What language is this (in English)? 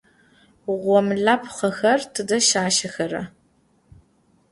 Adyghe